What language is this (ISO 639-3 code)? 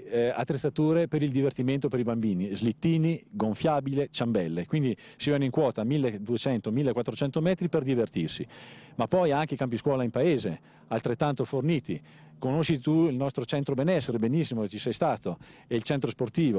ita